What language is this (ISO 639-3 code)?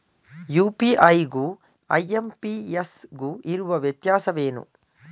kan